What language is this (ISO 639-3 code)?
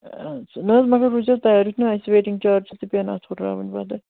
kas